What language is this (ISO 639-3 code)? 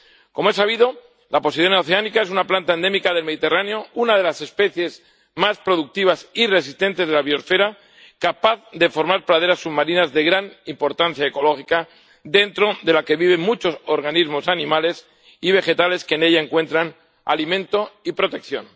spa